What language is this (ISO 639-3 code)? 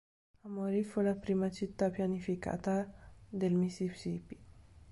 ita